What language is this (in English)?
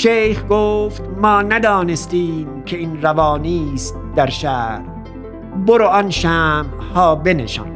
Persian